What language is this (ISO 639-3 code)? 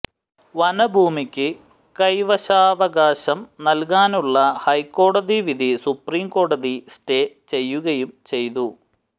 mal